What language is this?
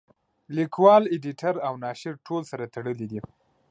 Pashto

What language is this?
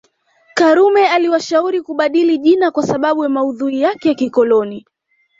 Swahili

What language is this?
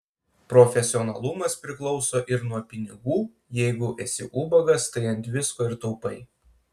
Lithuanian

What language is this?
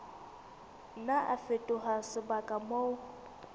Southern Sotho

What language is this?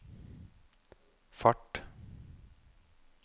Norwegian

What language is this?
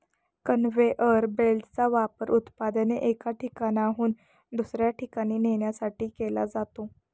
Marathi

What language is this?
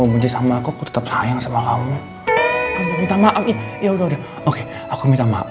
Indonesian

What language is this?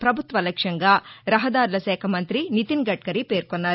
Telugu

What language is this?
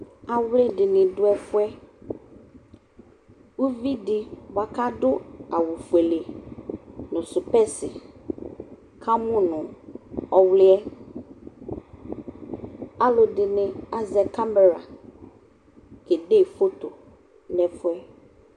Ikposo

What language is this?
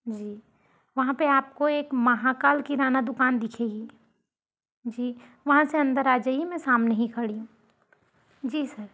Hindi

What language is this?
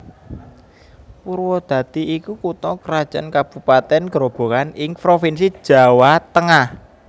Javanese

